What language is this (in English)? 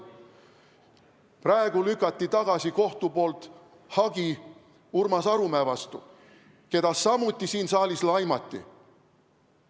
Estonian